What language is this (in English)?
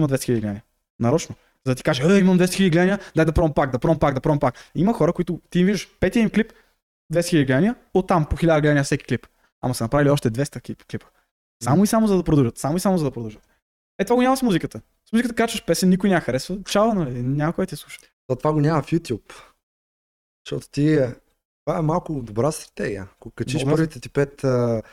Bulgarian